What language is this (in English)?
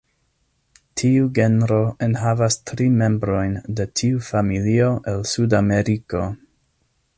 Esperanto